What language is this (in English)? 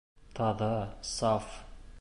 Bashkir